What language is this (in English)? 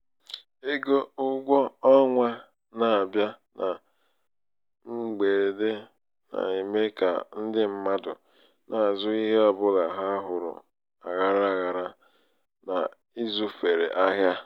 Igbo